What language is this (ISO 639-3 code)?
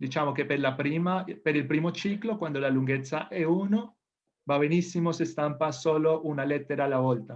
ita